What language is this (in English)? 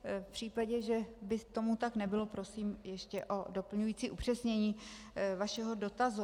Czech